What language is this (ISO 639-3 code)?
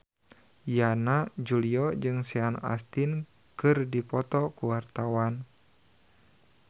sun